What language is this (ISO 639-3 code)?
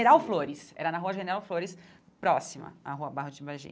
por